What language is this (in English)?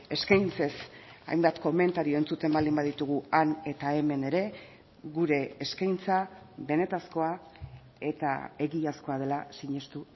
Basque